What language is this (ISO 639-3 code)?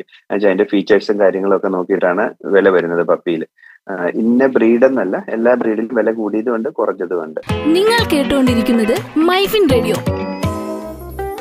mal